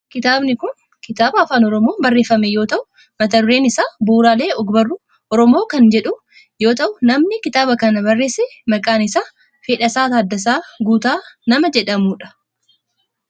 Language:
Oromo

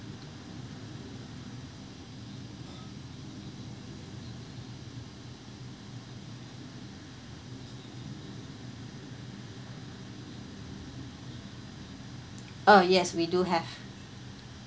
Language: English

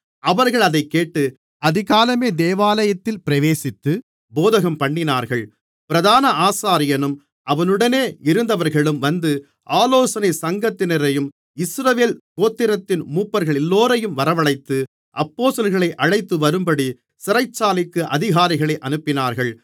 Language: Tamil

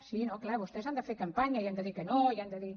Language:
Catalan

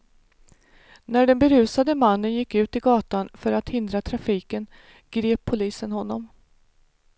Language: Swedish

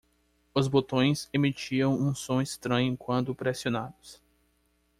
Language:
Portuguese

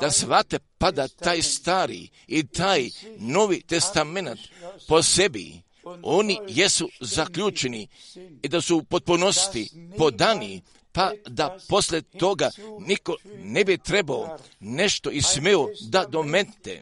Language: Croatian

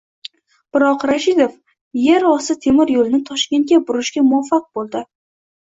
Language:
Uzbek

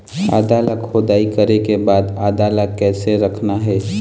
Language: Chhattisgarhi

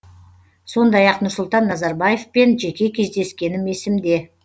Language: Kazakh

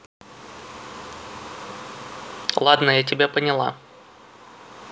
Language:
Russian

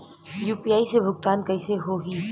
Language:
Bhojpuri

